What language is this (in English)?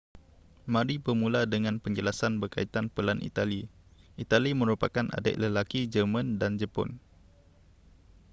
Malay